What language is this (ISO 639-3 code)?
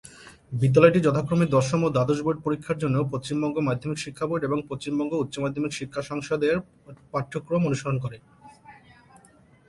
ben